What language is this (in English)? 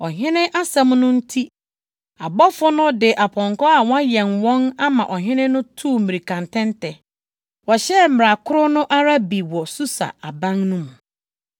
Akan